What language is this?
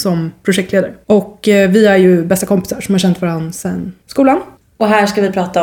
Swedish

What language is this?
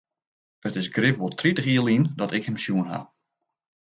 Western Frisian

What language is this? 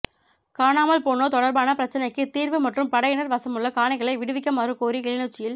Tamil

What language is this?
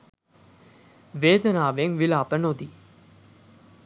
Sinhala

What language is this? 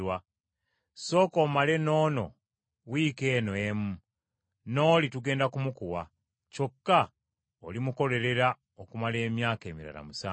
Ganda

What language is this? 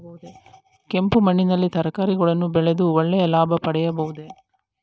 Kannada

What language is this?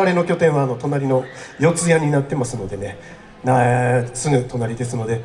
Japanese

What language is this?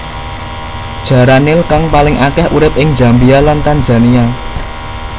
Javanese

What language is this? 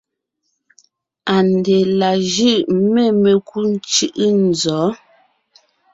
Ngiemboon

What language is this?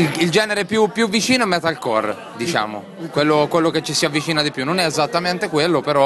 Italian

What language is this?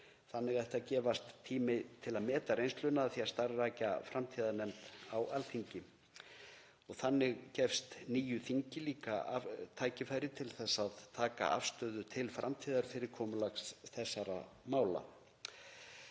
Icelandic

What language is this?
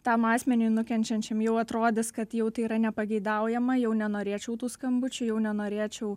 Lithuanian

